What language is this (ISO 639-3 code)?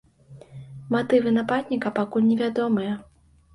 bel